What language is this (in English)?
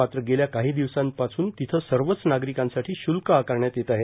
Marathi